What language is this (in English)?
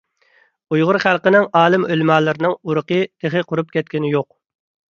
Uyghur